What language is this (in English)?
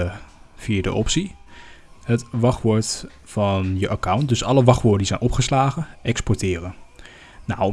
Dutch